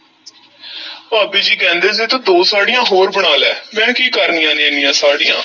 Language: Punjabi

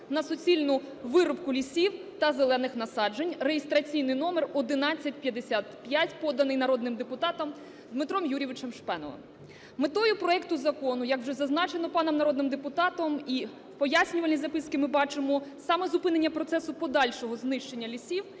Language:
Ukrainian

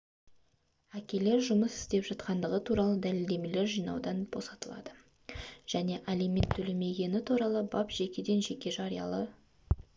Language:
Kazakh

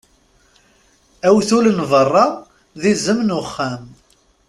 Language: Kabyle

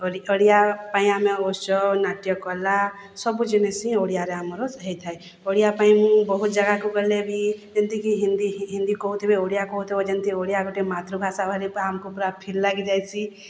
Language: Odia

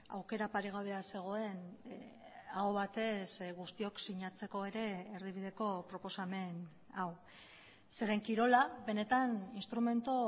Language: Basque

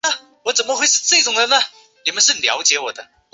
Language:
Chinese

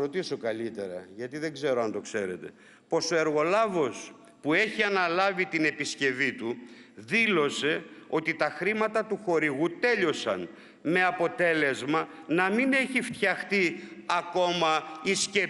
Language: Greek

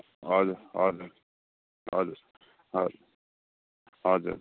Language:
Nepali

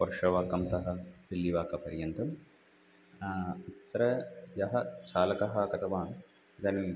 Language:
Sanskrit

